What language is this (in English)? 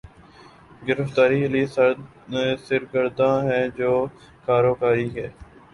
Urdu